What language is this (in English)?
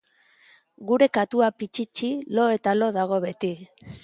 Basque